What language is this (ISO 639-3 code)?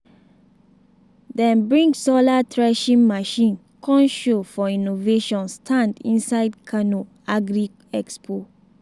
pcm